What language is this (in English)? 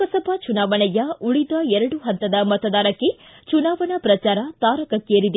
Kannada